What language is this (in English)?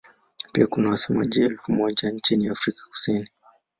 Swahili